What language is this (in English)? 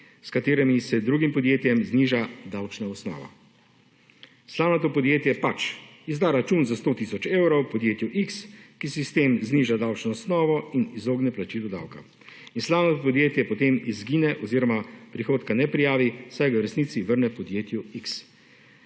Slovenian